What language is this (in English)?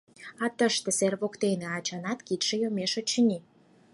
Mari